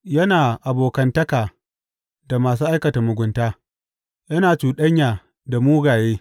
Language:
Hausa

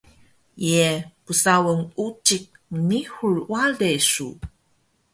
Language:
Taroko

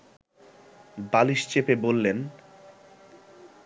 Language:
Bangla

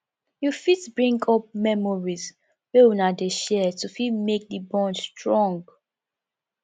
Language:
Nigerian Pidgin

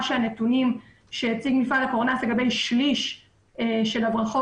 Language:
Hebrew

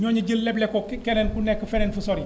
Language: Wolof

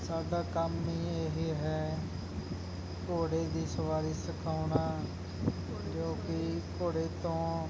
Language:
Punjabi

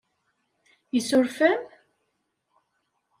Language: Kabyle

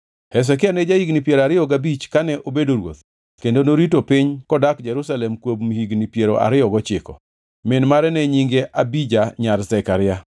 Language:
Luo (Kenya and Tanzania)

